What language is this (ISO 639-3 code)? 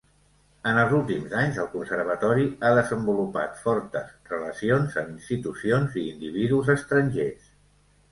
cat